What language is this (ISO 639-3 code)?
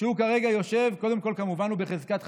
heb